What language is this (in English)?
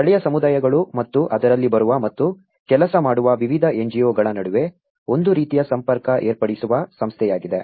Kannada